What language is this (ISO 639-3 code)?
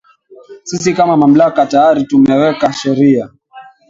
swa